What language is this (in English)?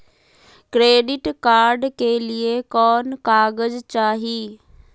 Magahi